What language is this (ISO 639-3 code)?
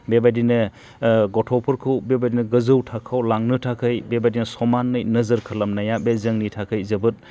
brx